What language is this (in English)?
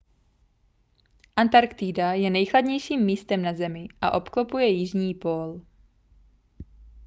Czech